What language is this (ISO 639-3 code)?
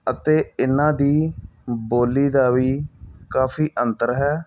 pan